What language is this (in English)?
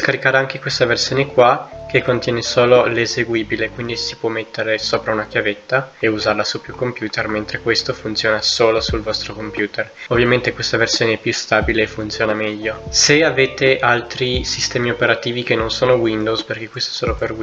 Italian